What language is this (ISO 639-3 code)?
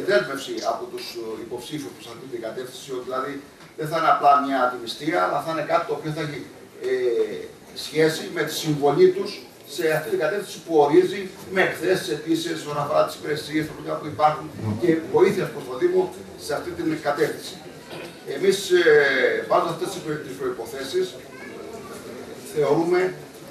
ell